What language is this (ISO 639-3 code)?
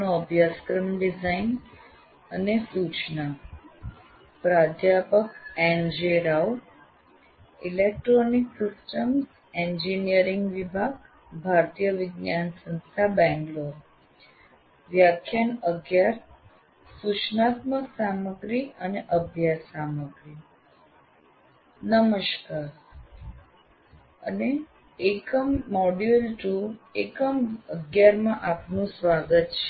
guj